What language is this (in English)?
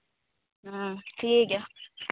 Santali